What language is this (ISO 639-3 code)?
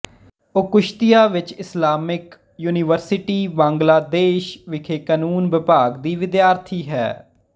pan